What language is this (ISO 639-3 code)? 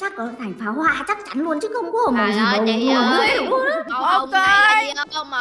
vie